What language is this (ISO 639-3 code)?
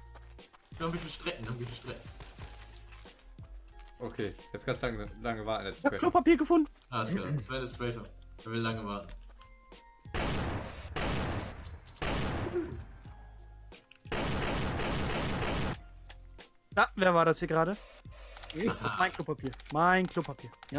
deu